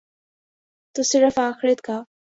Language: Urdu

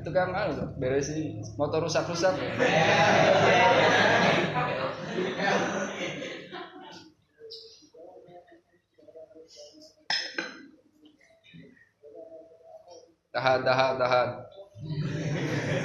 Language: Indonesian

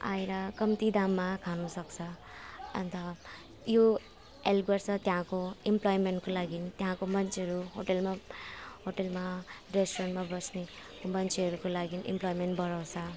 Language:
Nepali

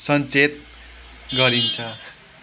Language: Nepali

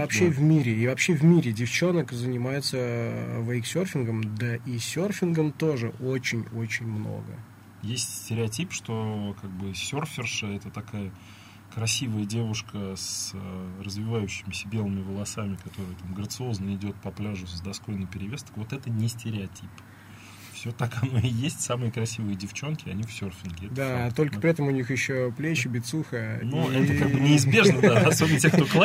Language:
Russian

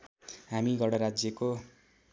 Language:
Nepali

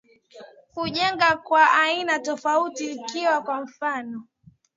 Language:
Swahili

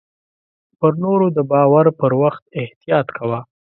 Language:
Pashto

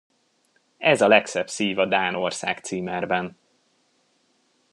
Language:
Hungarian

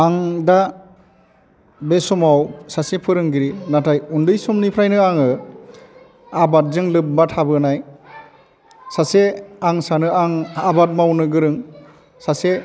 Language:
Bodo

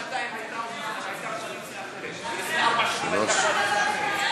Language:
Hebrew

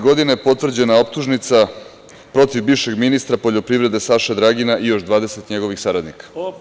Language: Serbian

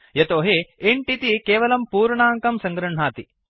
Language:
Sanskrit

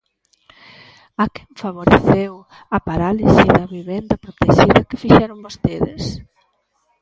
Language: Galician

